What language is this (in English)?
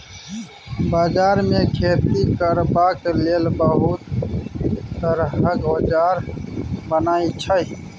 Maithili